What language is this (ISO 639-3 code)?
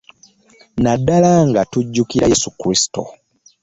lug